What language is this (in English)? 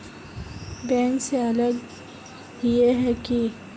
Magahi